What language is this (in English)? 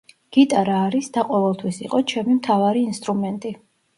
Georgian